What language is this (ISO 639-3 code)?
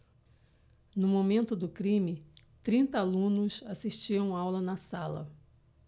por